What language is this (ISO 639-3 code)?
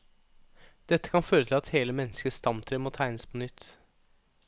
nor